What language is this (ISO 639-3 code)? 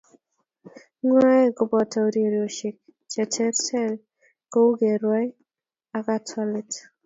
kln